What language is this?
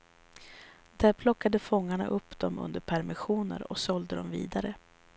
Swedish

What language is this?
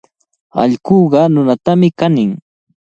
Cajatambo North Lima Quechua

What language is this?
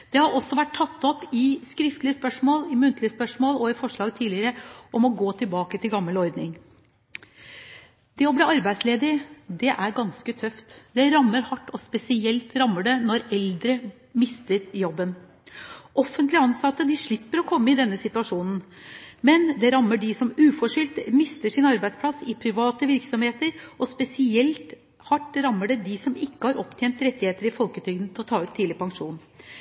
Norwegian Bokmål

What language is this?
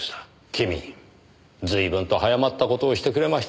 Japanese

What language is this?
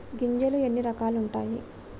Telugu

